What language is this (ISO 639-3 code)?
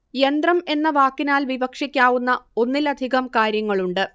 mal